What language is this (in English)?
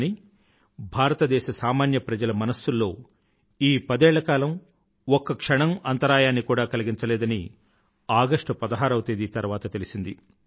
Telugu